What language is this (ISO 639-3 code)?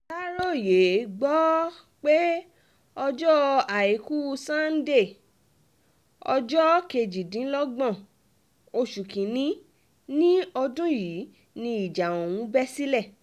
yor